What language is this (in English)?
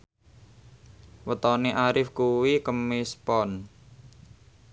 Javanese